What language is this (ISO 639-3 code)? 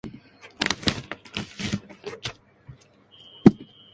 jpn